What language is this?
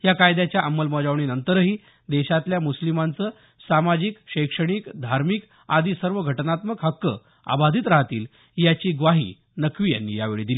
Marathi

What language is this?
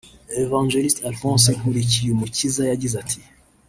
Kinyarwanda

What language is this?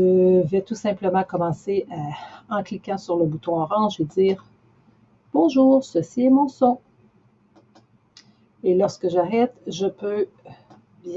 French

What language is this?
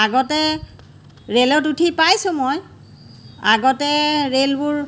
Assamese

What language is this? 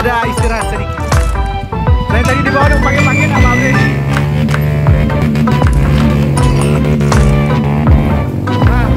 Indonesian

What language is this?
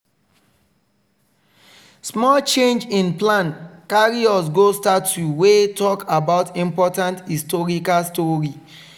Nigerian Pidgin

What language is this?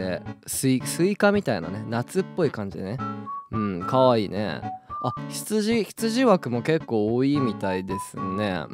Japanese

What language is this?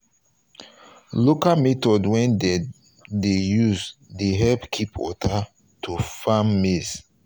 Nigerian Pidgin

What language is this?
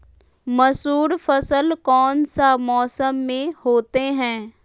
Magahi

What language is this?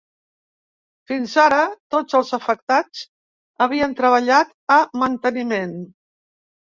Catalan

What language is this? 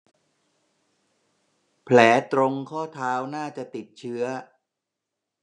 Thai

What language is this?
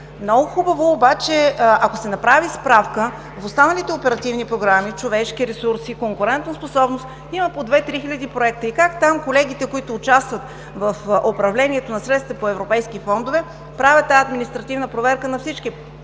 Bulgarian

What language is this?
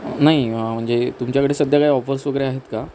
Marathi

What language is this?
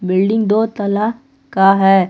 Hindi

